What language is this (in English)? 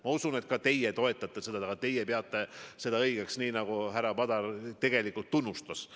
Estonian